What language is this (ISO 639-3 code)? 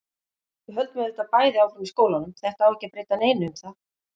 isl